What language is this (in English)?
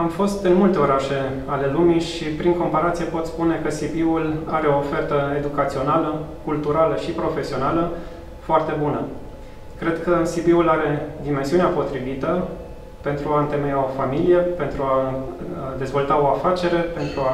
Romanian